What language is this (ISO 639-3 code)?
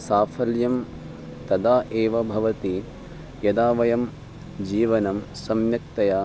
san